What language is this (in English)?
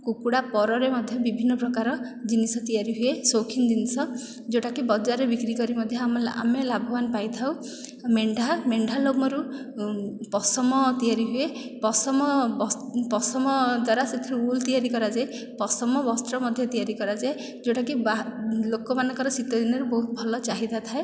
Odia